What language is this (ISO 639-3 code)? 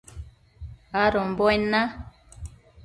mcf